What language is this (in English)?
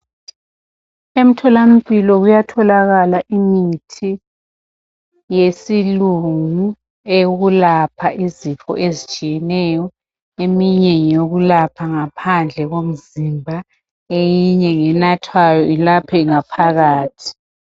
North Ndebele